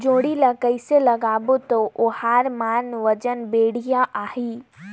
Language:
Chhattisgarhi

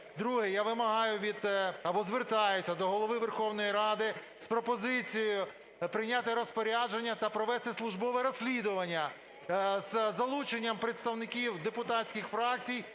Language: Ukrainian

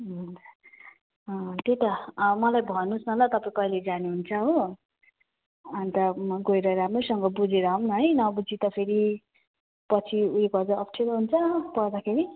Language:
Nepali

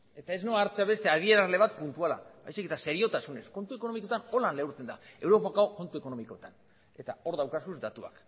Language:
Basque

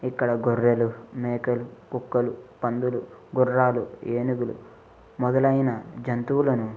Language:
Telugu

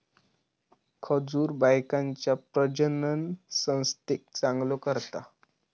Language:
Marathi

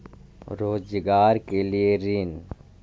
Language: Magahi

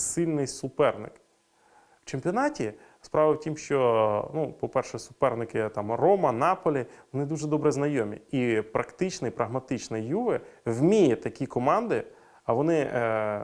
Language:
Ukrainian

